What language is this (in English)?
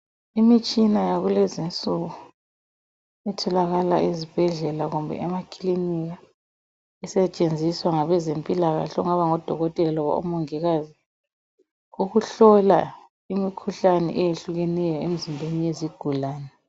North Ndebele